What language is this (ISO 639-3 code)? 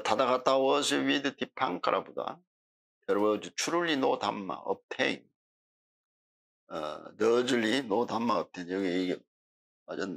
kor